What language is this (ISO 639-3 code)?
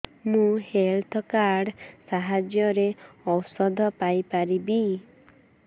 ori